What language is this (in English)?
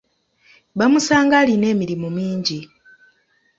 Ganda